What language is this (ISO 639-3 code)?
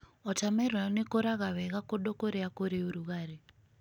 kik